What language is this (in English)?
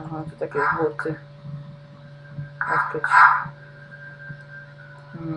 Polish